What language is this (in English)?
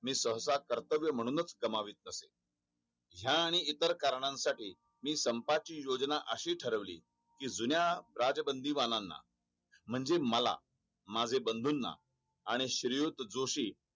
Marathi